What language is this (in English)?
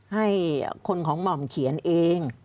Thai